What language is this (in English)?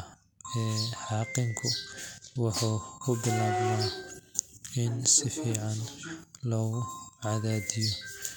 Somali